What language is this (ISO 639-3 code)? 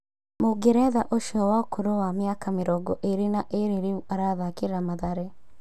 kik